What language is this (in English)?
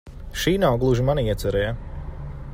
Latvian